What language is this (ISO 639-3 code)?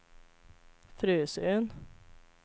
swe